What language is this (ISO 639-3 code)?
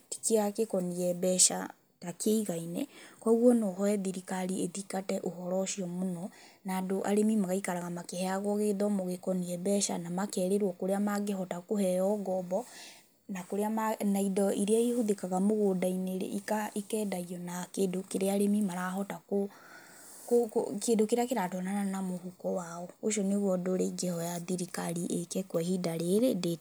kik